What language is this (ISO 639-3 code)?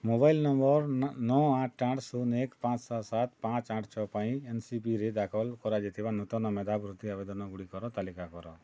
ori